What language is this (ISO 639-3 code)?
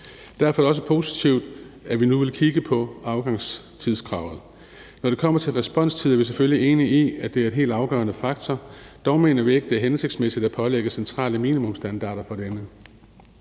dan